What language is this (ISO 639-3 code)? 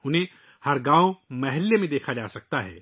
urd